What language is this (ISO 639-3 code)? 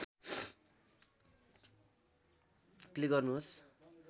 nep